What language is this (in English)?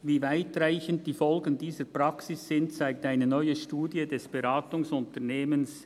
Swiss German